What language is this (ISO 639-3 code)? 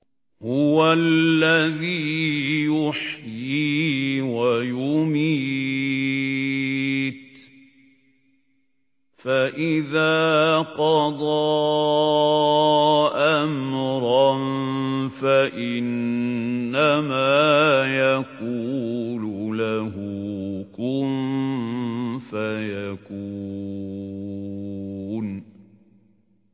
ara